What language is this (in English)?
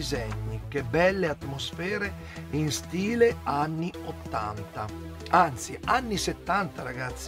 Italian